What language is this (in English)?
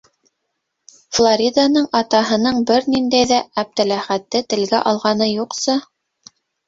Bashkir